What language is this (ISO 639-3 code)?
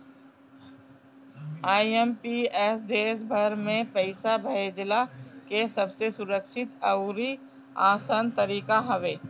bho